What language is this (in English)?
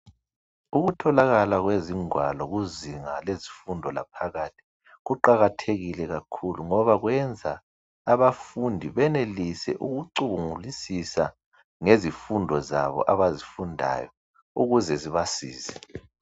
North Ndebele